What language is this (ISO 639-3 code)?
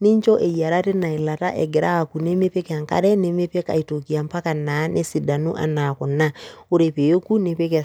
mas